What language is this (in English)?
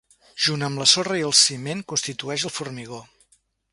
Catalan